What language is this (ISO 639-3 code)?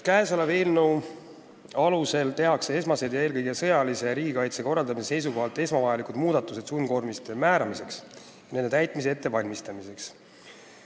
est